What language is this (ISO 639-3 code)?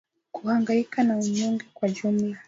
swa